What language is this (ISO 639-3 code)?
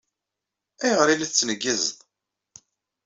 kab